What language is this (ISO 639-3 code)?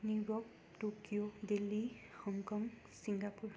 nep